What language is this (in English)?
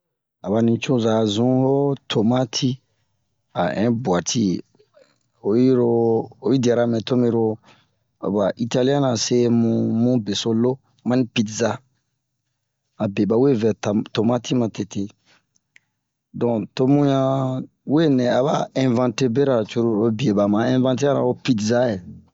Bomu